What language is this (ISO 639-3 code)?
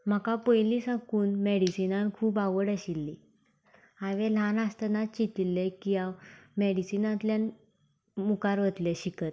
kok